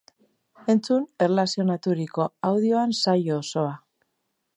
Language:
Basque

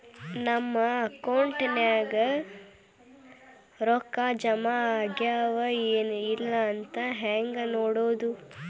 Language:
Kannada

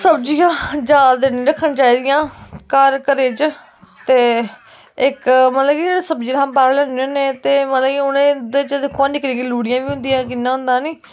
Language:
Dogri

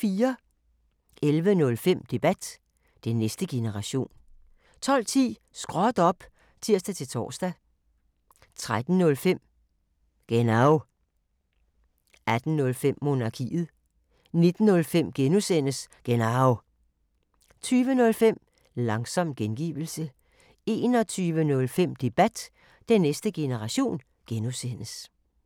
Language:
Danish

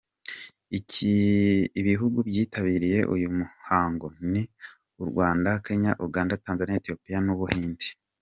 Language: Kinyarwanda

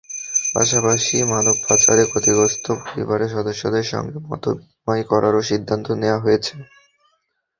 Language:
Bangla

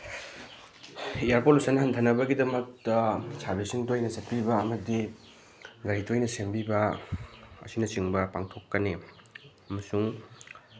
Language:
Manipuri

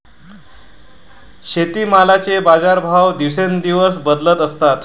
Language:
Marathi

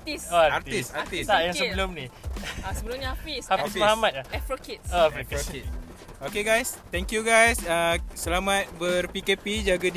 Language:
Malay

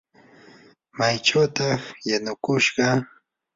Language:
Yanahuanca Pasco Quechua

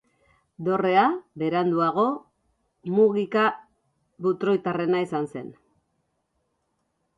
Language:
Basque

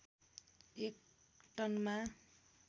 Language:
Nepali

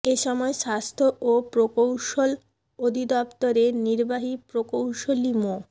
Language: Bangla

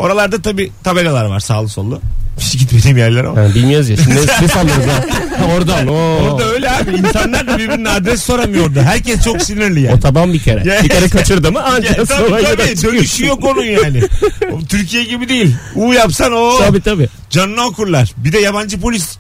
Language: Turkish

